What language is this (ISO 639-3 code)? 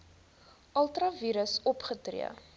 afr